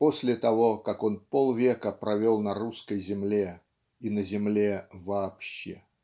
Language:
Russian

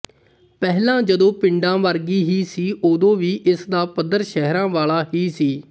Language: Punjabi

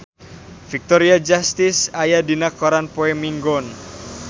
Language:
Sundanese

